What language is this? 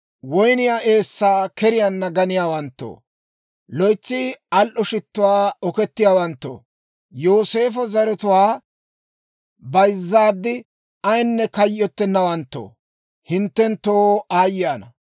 Dawro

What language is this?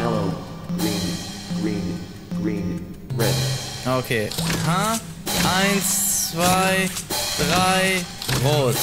German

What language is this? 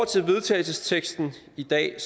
Danish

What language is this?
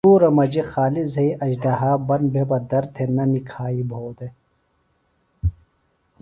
Phalura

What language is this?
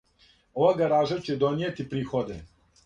Serbian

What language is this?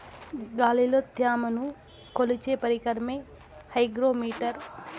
Telugu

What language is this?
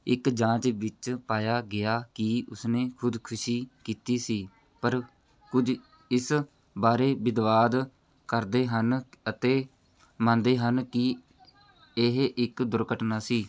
Punjabi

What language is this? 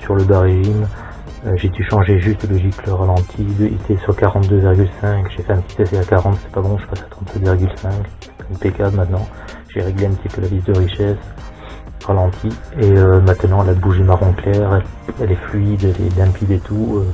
French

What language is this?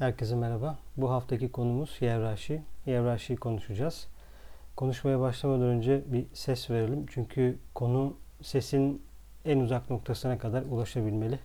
Turkish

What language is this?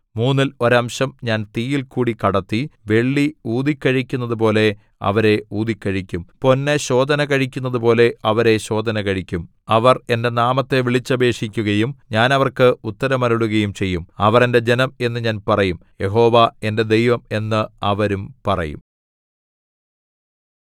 Malayalam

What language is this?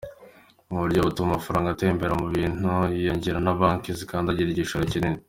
Kinyarwanda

